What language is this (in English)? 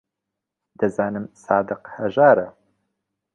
Central Kurdish